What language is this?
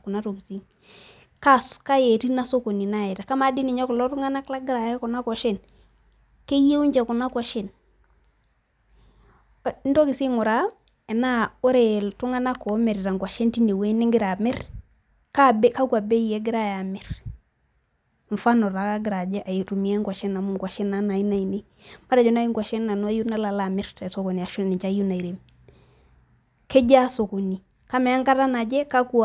Masai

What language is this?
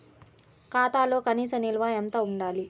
Telugu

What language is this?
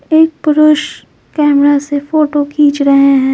Hindi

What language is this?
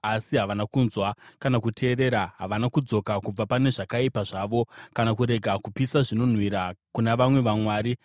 Shona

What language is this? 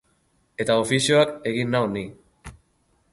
Basque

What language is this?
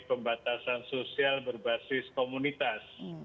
Indonesian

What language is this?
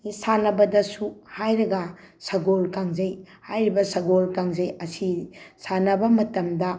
Manipuri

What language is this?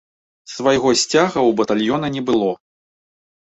Belarusian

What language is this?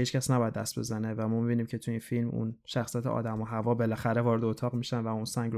Persian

